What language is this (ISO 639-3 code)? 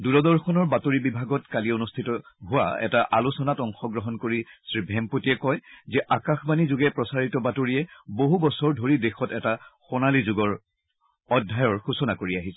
asm